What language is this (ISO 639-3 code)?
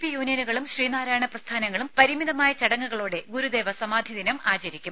mal